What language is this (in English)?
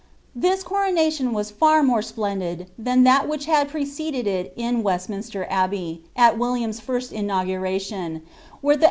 English